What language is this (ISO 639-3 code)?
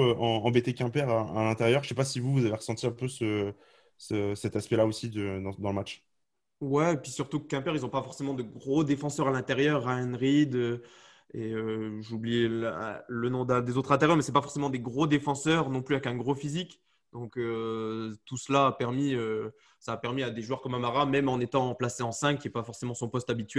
fra